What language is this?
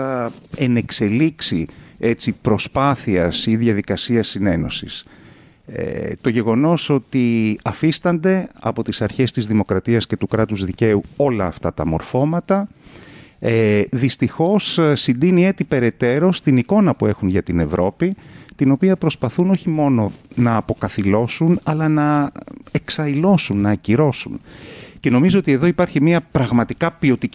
Greek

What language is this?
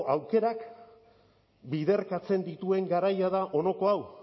Basque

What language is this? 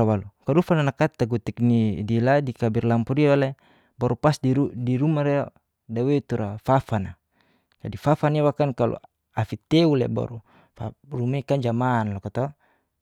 Geser-Gorom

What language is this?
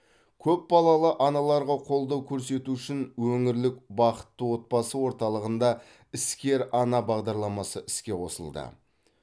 Kazakh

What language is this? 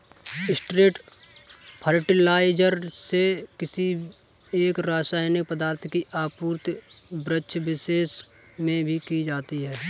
Hindi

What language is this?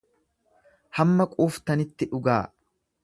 Oromo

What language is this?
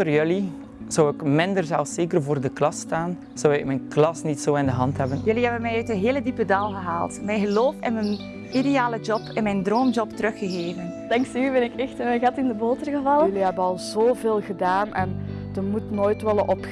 Dutch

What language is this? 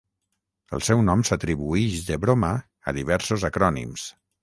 Catalan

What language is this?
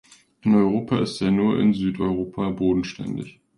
German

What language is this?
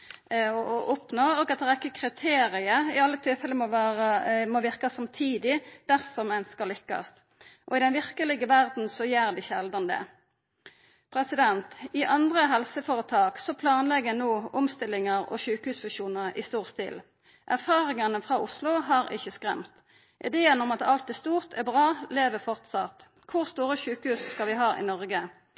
Norwegian Nynorsk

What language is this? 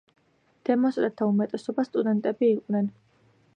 Georgian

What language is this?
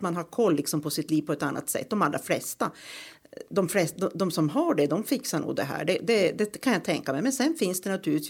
Swedish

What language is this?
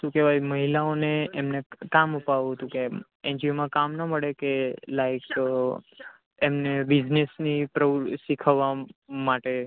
Gujarati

